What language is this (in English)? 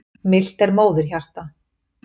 Icelandic